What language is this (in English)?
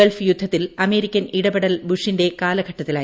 Malayalam